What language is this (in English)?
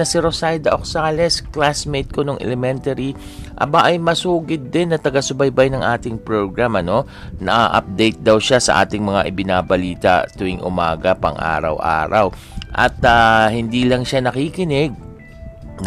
Filipino